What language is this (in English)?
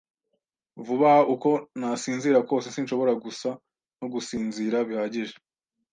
Kinyarwanda